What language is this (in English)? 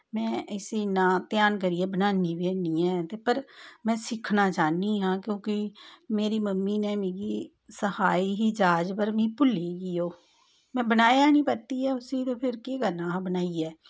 Dogri